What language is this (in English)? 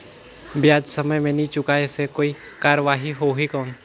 Chhattisgarhi